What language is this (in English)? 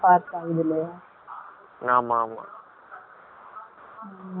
Tamil